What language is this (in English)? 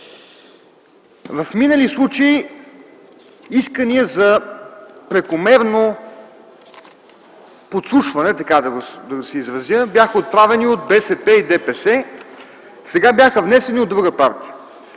Bulgarian